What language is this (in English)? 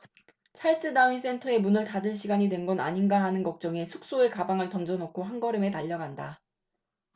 Korean